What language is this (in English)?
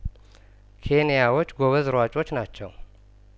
Amharic